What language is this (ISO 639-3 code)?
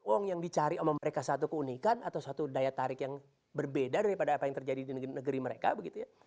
ind